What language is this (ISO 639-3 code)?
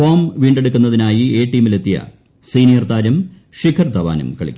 mal